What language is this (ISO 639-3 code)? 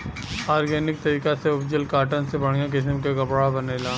bho